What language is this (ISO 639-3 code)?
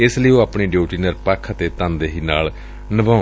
pan